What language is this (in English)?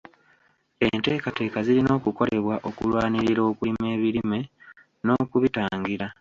Ganda